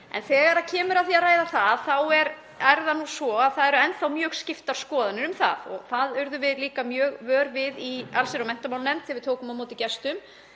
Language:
Icelandic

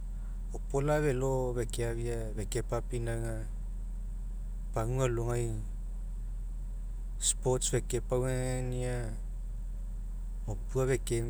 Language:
Mekeo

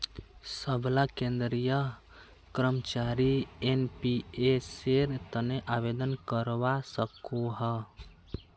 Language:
Magahi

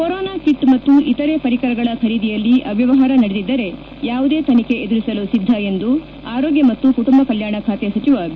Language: Kannada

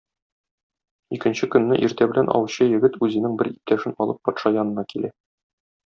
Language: Tatar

